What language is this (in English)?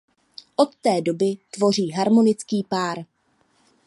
Czech